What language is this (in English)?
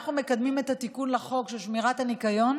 Hebrew